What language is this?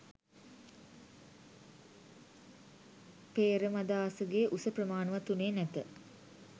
Sinhala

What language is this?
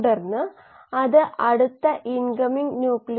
Malayalam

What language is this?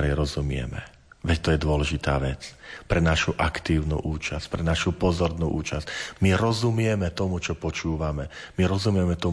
Slovak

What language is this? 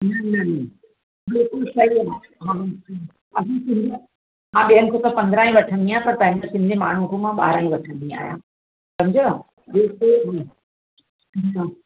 Sindhi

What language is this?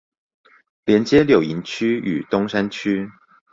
Chinese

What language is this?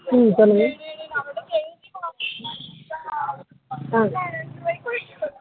Tamil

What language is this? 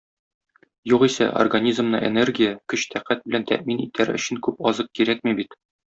Tatar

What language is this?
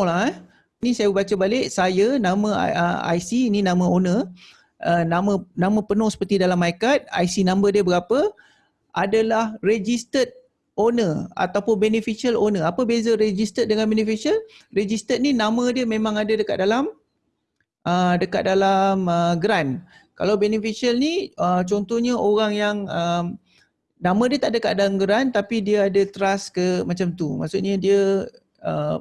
Malay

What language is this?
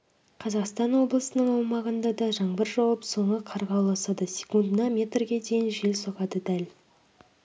Kazakh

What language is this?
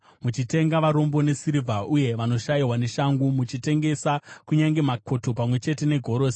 Shona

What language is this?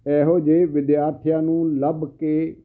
Punjabi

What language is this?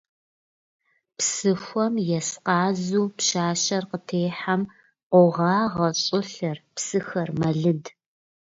Russian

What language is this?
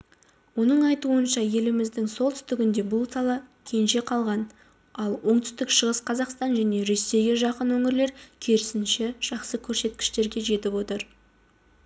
Kazakh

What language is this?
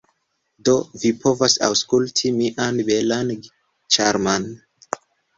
Esperanto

